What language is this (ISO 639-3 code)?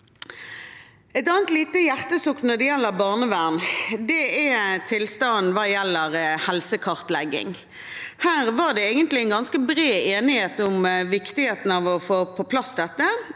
nor